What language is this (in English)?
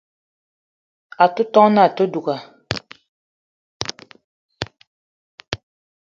Eton (Cameroon)